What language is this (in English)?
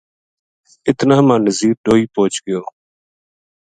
Gujari